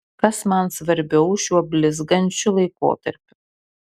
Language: Lithuanian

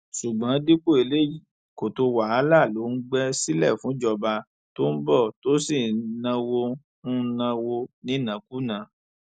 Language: Yoruba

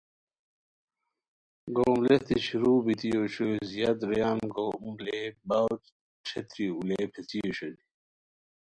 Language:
Khowar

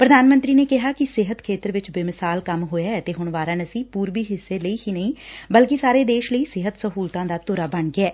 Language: Punjabi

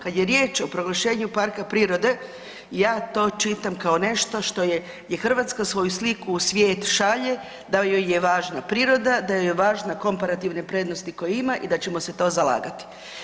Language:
Croatian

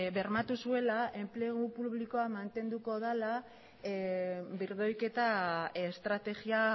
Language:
Basque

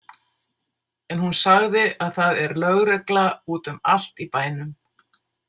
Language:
Icelandic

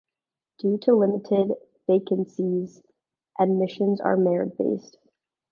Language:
English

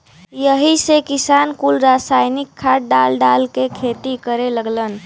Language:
Bhojpuri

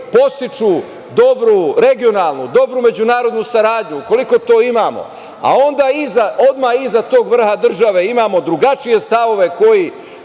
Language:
Serbian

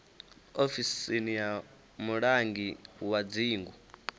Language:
Venda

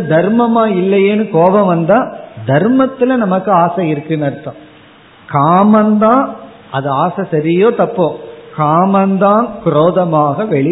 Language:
Tamil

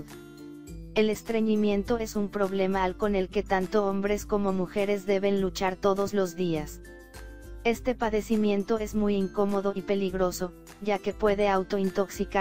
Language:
Spanish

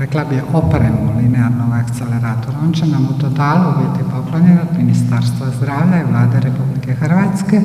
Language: Croatian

